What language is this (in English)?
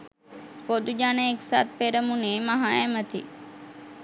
Sinhala